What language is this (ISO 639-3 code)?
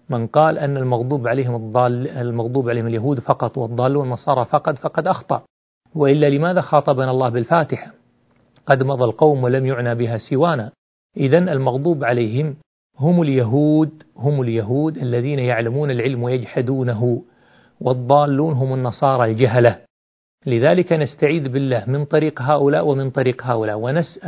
ara